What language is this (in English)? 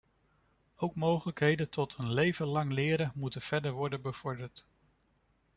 Dutch